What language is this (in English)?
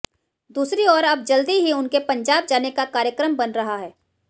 Hindi